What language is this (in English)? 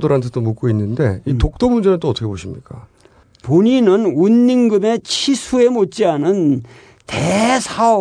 Korean